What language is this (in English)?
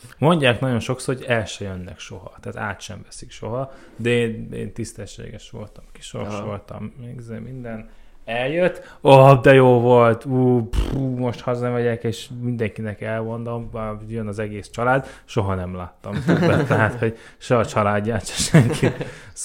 Hungarian